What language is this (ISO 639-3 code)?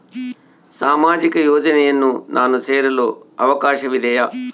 kan